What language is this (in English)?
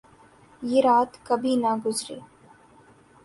Urdu